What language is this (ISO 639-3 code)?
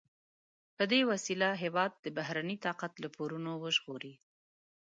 pus